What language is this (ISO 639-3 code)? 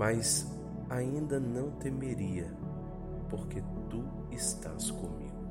por